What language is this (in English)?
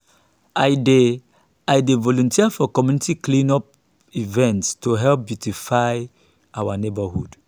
Nigerian Pidgin